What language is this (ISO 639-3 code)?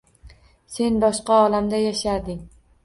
uzb